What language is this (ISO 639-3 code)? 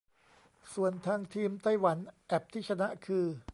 tha